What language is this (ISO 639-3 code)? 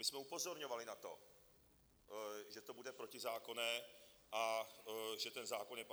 ces